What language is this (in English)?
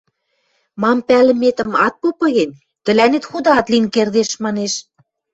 Western Mari